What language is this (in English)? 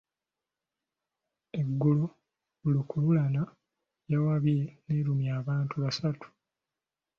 Ganda